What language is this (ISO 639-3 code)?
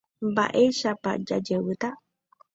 grn